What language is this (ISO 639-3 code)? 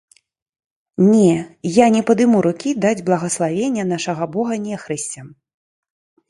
bel